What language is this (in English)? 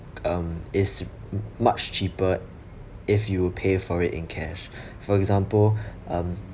English